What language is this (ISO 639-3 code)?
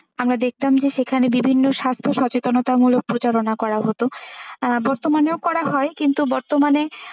ben